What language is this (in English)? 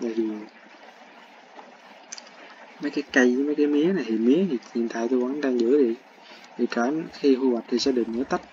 Vietnamese